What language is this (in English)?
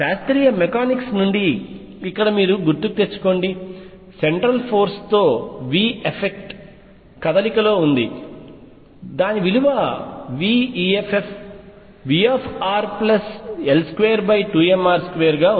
Telugu